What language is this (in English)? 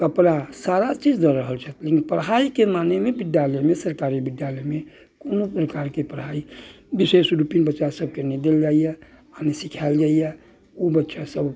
Maithili